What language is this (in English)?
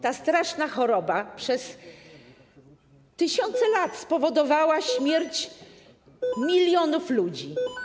Polish